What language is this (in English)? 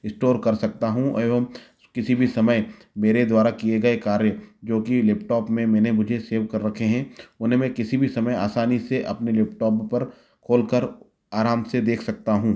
Hindi